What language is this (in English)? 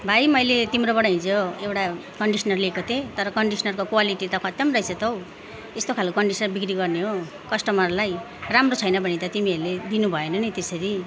Nepali